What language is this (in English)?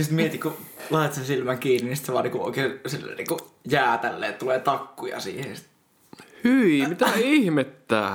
Finnish